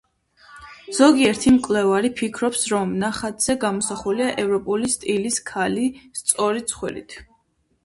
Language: Georgian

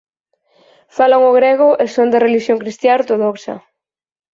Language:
Galician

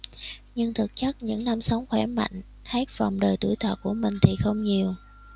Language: Vietnamese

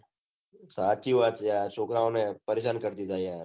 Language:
Gujarati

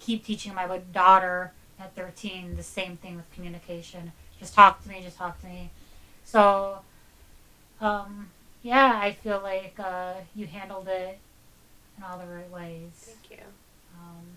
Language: English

